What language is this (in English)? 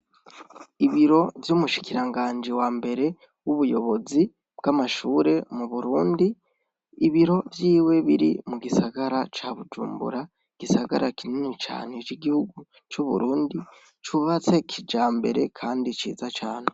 Rundi